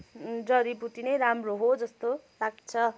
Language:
Nepali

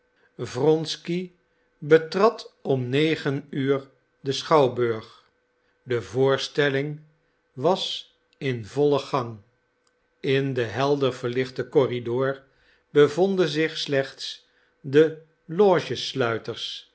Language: Dutch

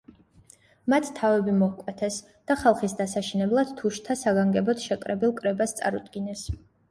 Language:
Georgian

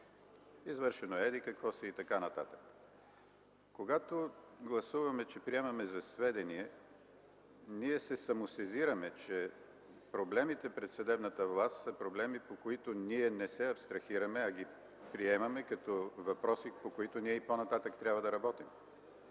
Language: Bulgarian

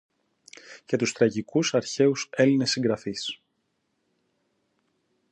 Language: Greek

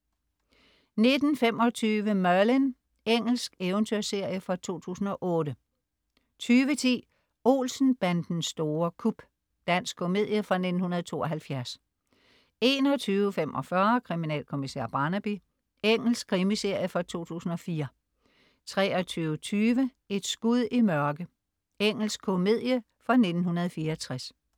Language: Danish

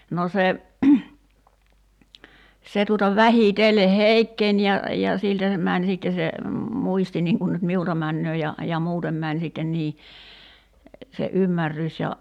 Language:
Finnish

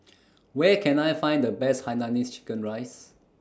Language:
English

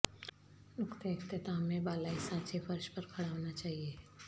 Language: Urdu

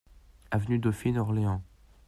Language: French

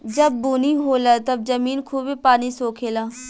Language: Bhojpuri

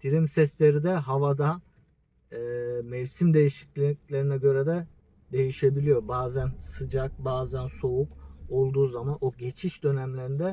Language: Turkish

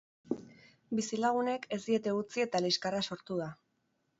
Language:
Basque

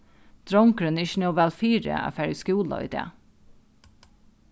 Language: Faroese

